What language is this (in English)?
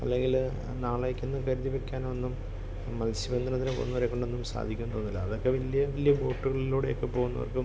Malayalam